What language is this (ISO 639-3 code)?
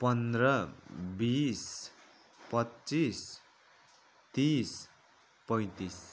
nep